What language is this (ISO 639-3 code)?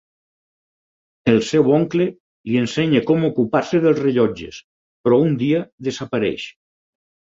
cat